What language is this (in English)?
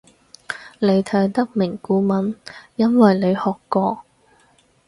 Cantonese